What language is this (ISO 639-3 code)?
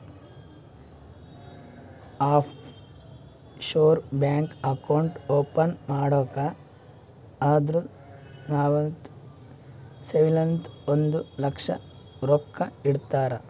kan